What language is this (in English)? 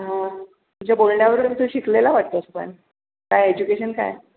Marathi